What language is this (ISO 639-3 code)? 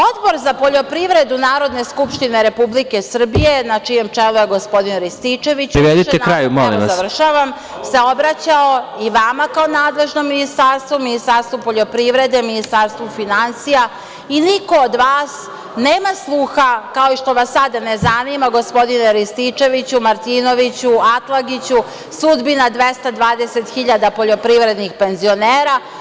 srp